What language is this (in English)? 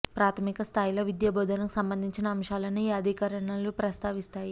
Telugu